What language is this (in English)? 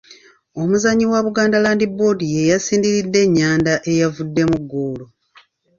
Ganda